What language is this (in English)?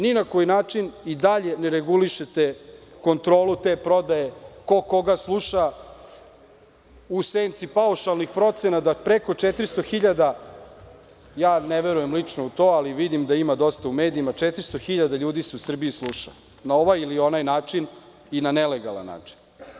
Serbian